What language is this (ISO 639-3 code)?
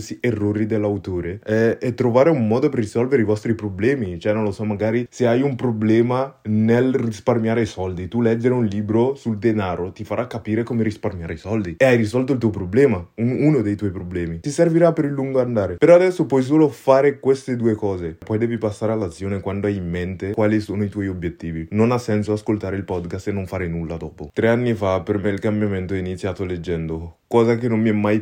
ita